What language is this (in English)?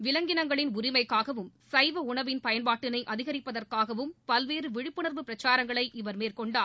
Tamil